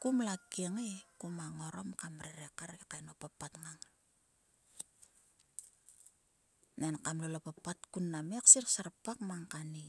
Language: Sulka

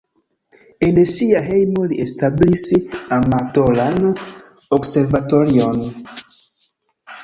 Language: Esperanto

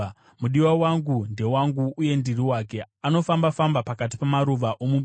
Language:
Shona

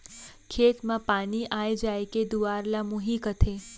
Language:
Chhattisgarhi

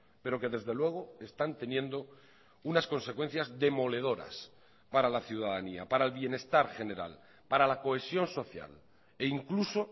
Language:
Spanish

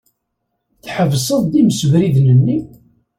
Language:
Kabyle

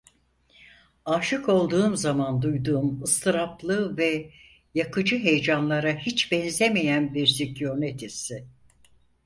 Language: Turkish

